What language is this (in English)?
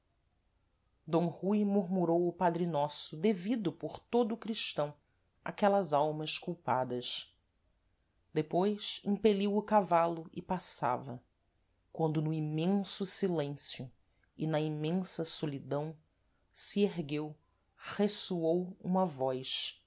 Portuguese